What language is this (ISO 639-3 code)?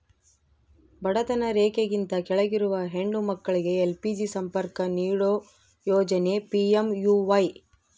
kan